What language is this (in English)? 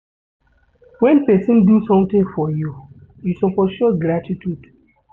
Nigerian Pidgin